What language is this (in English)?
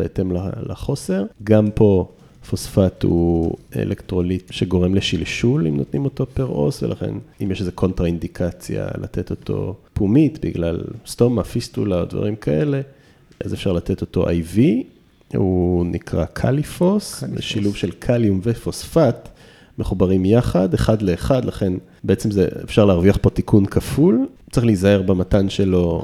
Hebrew